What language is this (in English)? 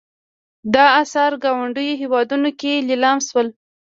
Pashto